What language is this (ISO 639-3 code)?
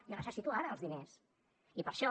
cat